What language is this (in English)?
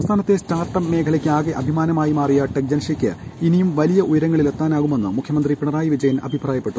Malayalam